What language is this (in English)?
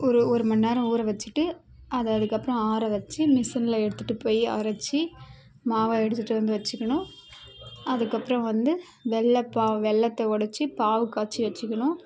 Tamil